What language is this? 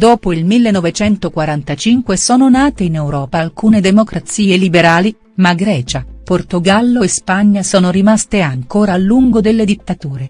Italian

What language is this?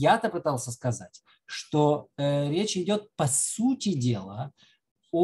Russian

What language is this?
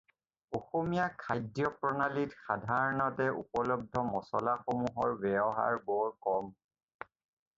Assamese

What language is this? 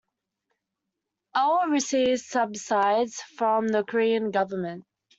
English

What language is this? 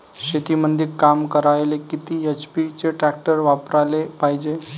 Marathi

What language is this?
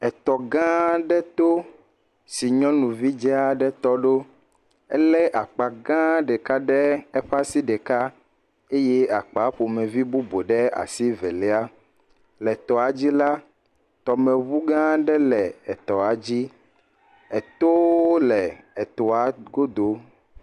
Ewe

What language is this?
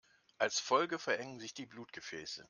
German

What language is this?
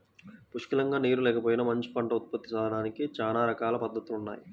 Telugu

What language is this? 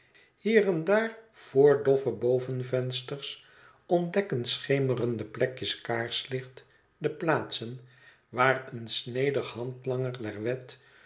Dutch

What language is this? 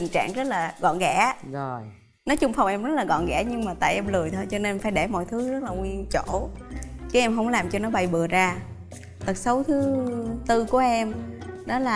Vietnamese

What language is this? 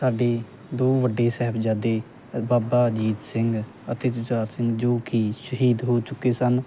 Punjabi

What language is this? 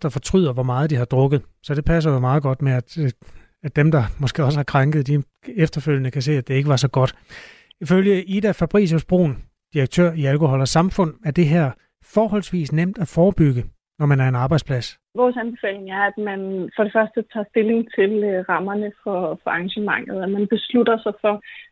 Danish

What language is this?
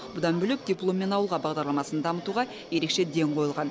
Kazakh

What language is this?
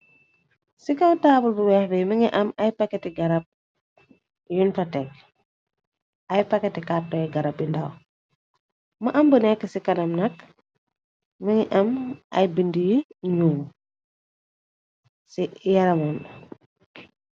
Wolof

